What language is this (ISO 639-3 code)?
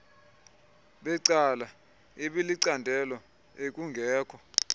xho